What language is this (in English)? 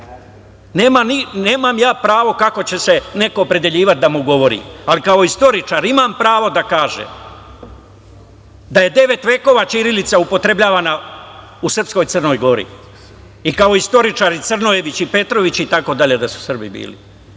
Serbian